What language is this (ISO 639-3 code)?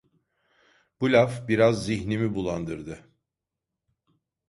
tur